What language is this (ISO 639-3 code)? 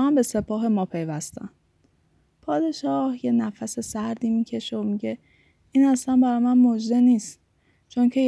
fas